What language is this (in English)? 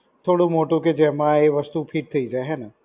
Gujarati